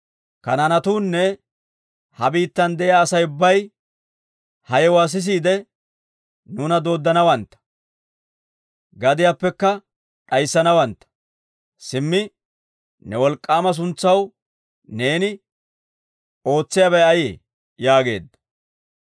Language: Dawro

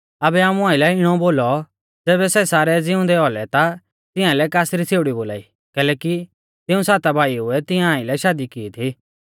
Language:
Mahasu Pahari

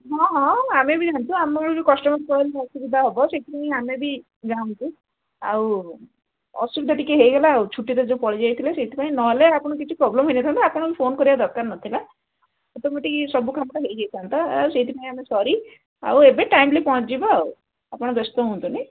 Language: Odia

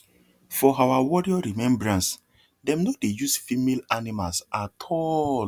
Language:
Nigerian Pidgin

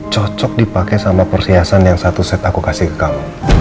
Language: Indonesian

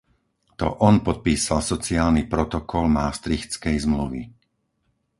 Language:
Slovak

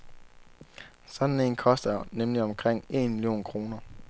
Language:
Danish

